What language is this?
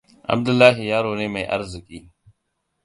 Hausa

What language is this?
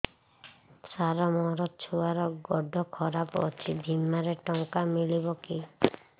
Odia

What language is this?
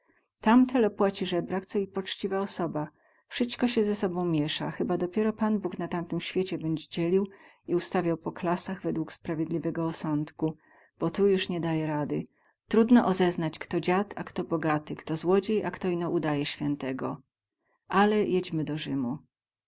Polish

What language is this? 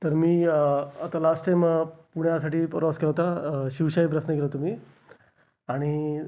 Marathi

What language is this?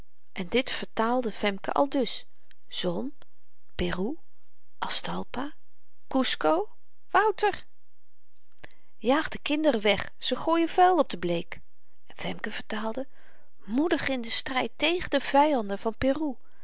Dutch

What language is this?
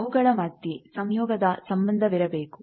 Kannada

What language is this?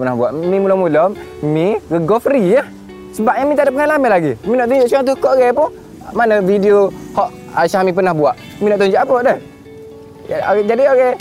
Malay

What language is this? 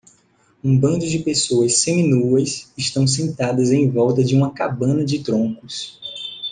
Portuguese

